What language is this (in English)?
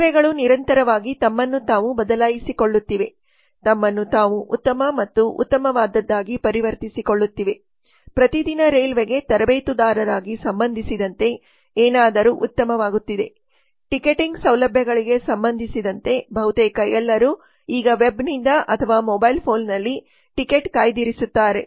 Kannada